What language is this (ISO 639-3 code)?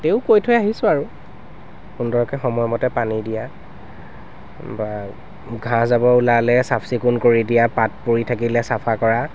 asm